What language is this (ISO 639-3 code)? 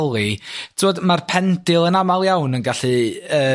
cym